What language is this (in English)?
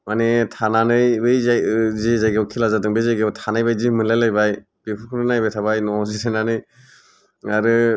Bodo